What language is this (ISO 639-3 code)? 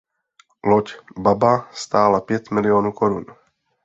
ces